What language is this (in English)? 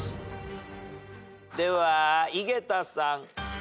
Japanese